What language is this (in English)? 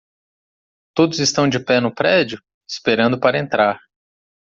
Portuguese